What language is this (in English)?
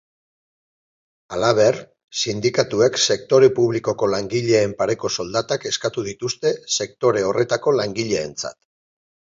Basque